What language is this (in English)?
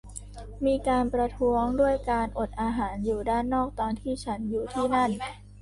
Thai